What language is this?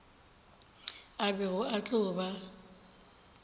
Northern Sotho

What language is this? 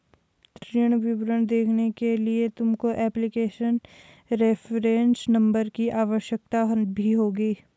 Hindi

